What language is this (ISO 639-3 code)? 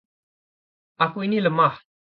ind